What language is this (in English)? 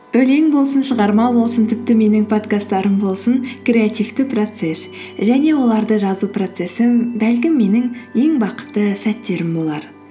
Kazakh